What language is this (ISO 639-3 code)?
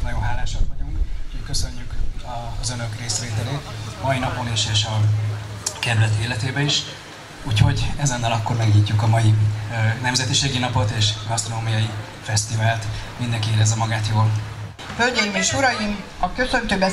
hun